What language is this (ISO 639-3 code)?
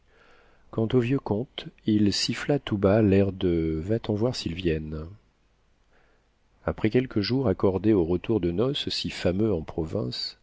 fra